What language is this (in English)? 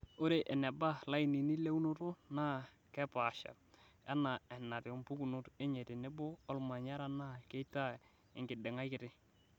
Masai